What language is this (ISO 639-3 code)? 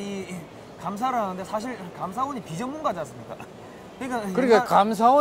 kor